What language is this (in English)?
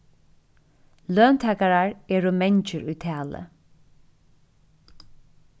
Faroese